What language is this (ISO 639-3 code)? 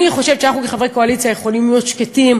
heb